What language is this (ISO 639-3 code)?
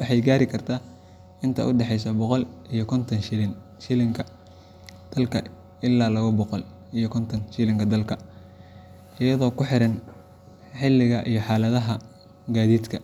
som